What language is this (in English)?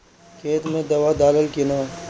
Bhojpuri